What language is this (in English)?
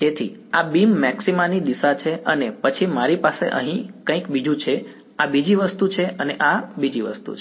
Gujarati